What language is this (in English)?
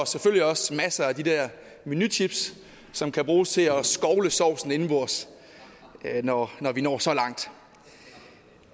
Danish